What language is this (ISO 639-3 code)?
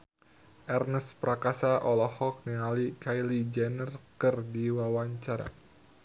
sun